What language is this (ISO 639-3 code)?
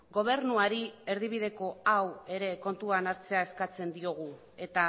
eus